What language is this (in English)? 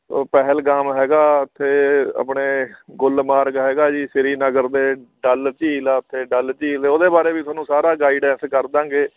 Punjabi